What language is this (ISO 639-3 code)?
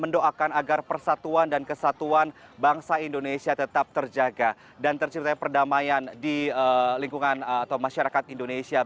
ind